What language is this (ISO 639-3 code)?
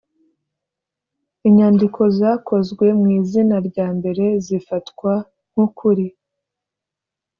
kin